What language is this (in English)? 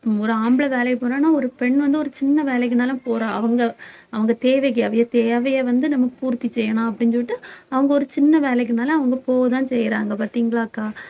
Tamil